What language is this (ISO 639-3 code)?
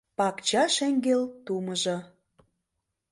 chm